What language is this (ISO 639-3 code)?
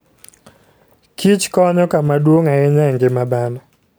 luo